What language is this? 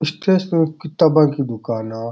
Rajasthani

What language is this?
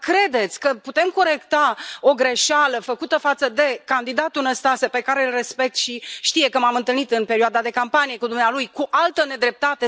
Romanian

